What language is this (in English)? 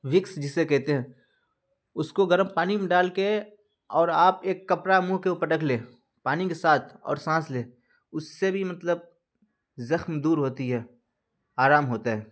Urdu